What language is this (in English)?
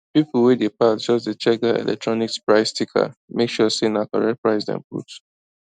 Nigerian Pidgin